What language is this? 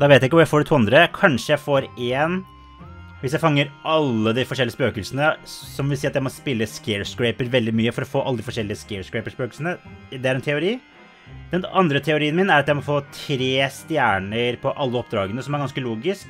Norwegian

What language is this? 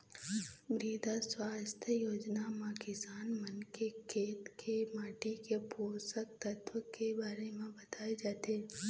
Chhattisgarhi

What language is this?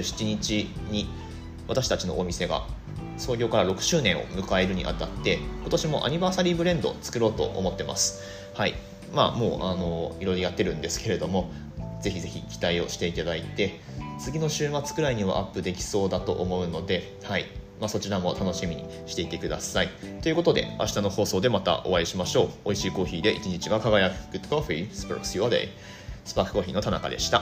Japanese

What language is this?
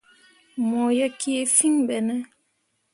Mundang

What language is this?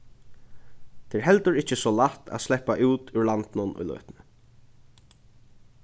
Faroese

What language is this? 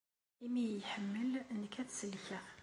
Kabyle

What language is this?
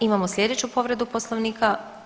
Croatian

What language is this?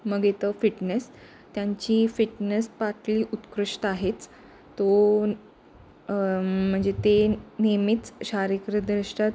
Marathi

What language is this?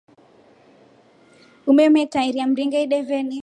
Rombo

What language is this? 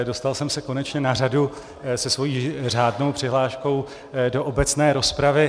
Czech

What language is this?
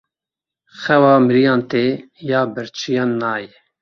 Kurdish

